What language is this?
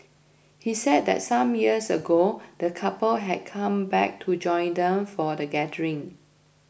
English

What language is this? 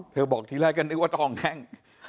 Thai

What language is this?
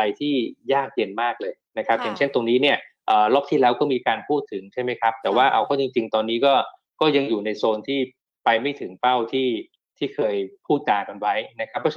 Thai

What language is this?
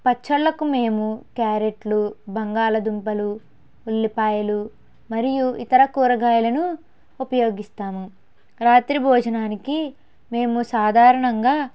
Telugu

